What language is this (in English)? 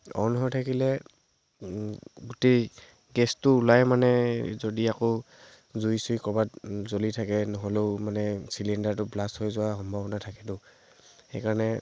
Assamese